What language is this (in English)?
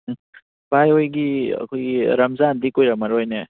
Manipuri